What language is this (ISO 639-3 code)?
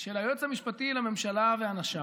heb